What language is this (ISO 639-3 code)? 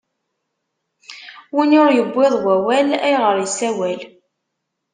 kab